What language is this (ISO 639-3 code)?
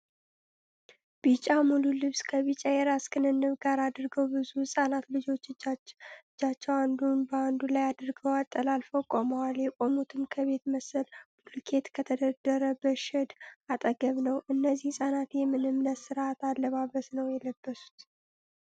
amh